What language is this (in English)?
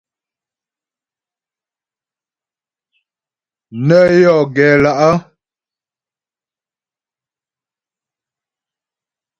Ghomala